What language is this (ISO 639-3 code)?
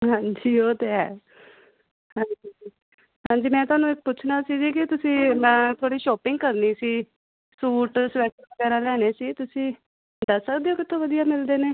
pan